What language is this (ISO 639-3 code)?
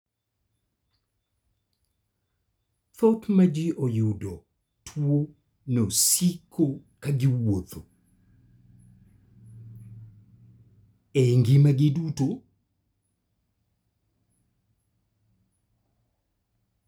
luo